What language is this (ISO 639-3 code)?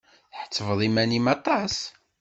kab